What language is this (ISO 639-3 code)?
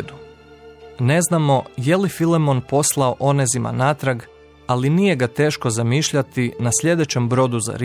hrv